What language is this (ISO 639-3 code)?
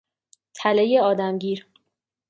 fas